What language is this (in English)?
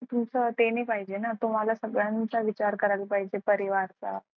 Marathi